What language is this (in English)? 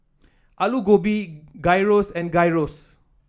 English